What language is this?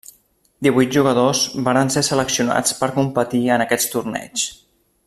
Catalan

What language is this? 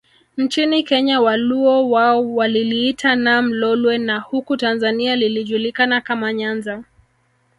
Swahili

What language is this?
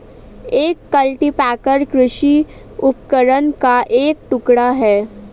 Hindi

